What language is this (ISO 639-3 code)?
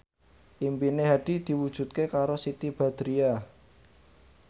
jav